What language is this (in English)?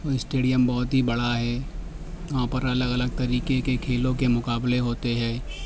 Urdu